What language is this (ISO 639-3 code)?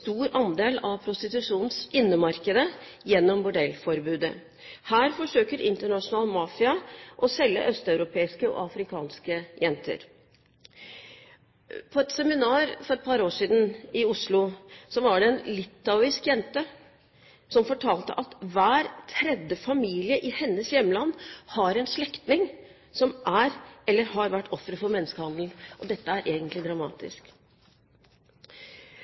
nob